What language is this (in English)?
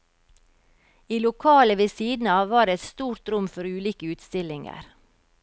Norwegian